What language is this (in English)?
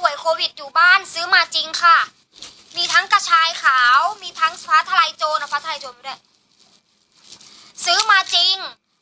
Thai